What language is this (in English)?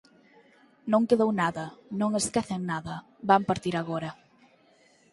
Galician